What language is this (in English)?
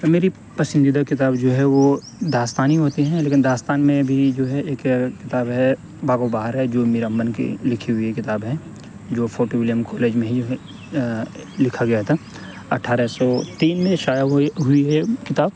Urdu